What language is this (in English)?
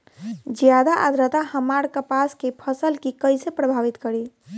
Bhojpuri